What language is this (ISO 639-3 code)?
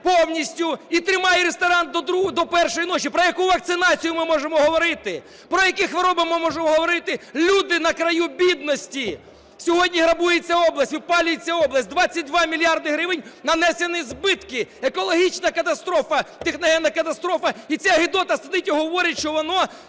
ukr